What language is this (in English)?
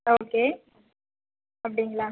Tamil